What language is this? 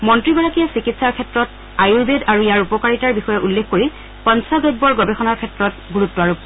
Assamese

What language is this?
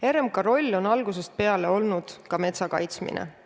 Estonian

